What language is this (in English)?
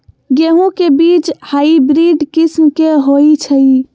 Magahi